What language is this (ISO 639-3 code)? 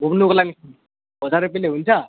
nep